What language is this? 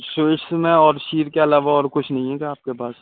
Urdu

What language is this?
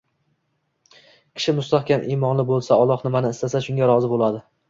Uzbek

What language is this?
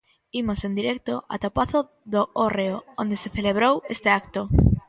Galician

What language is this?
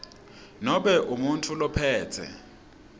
Swati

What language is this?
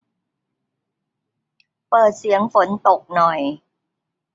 Thai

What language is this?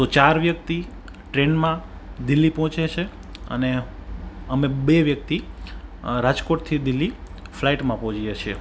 Gujarati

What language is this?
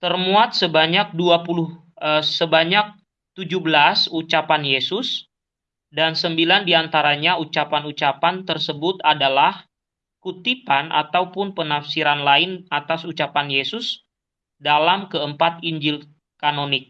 Indonesian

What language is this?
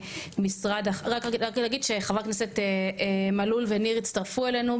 Hebrew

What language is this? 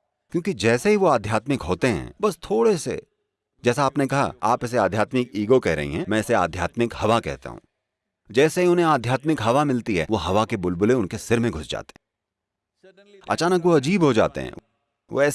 Hindi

